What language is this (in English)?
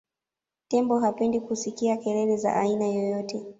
Swahili